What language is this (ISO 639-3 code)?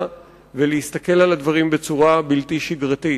heb